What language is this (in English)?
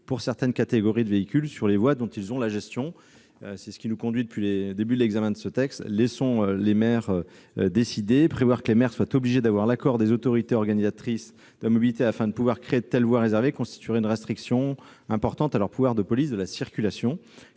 French